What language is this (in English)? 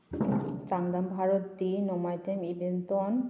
Manipuri